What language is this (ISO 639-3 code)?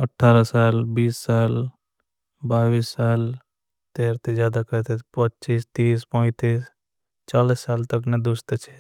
bhb